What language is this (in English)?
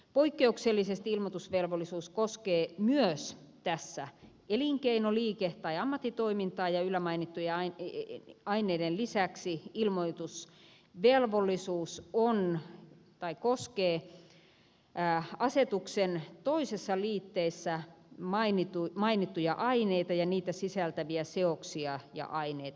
Finnish